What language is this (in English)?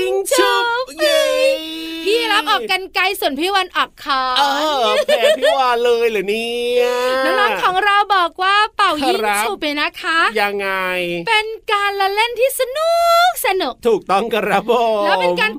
Thai